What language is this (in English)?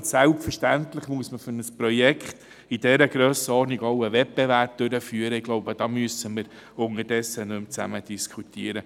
Swiss German